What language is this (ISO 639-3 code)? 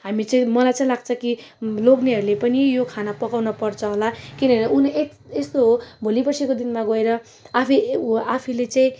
nep